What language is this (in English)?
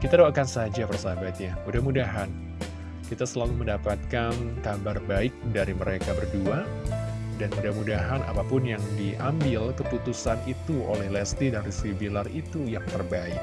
Indonesian